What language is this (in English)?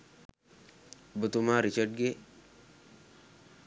Sinhala